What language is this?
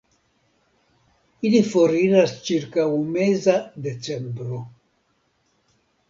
Esperanto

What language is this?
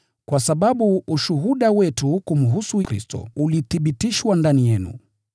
Swahili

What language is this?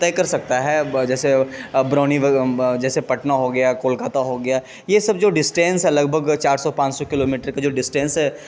Urdu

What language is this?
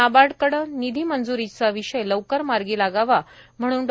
Marathi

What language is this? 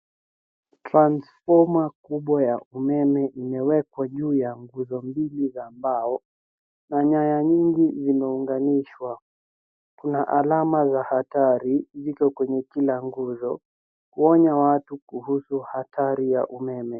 Swahili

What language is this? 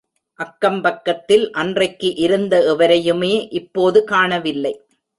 Tamil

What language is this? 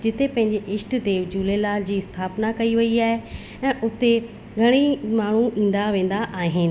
Sindhi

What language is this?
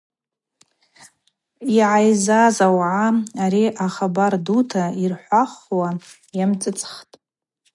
Abaza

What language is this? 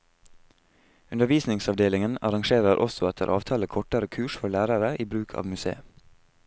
Norwegian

